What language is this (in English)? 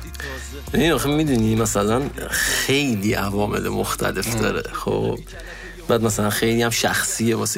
Persian